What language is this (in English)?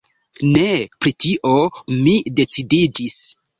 Esperanto